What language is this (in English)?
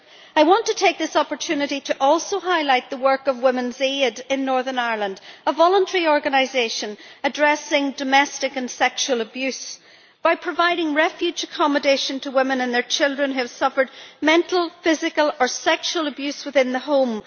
English